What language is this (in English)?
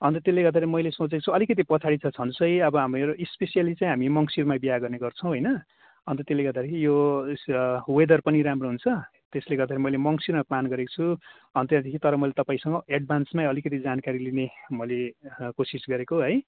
Nepali